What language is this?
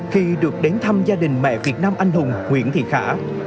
Vietnamese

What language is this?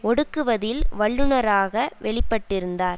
Tamil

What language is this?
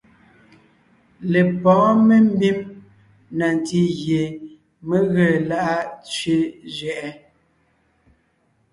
Ngiemboon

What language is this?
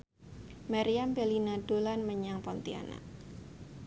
Javanese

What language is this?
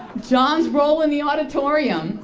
English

